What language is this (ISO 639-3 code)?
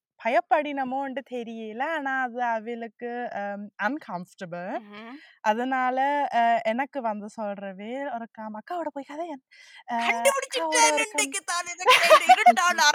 tam